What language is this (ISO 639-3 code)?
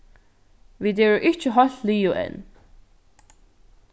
fao